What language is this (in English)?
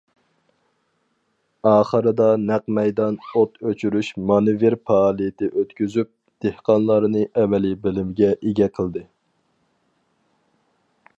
Uyghur